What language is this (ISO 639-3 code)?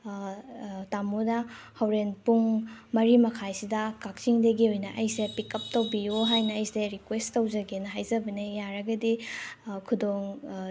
mni